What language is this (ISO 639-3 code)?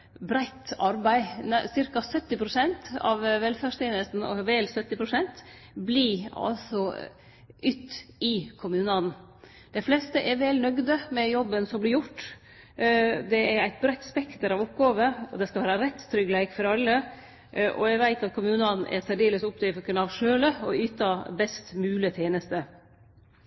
nno